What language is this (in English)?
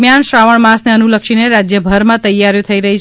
Gujarati